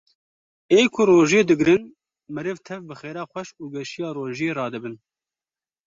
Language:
Kurdish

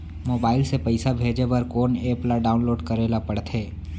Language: Chhattisgarhi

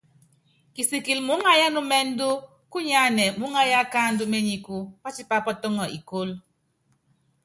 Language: Yangben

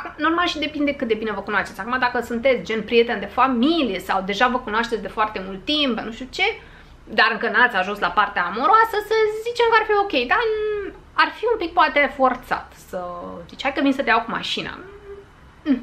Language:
Romanian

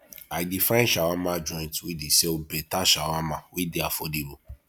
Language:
Nigerian Pidgin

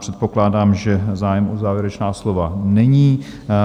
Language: Czech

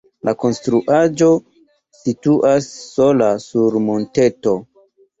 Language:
Esperanto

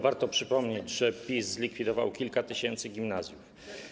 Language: Polish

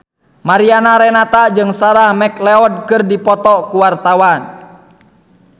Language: Sundanese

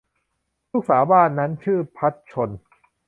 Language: Thai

